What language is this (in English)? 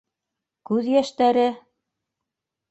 Bashkir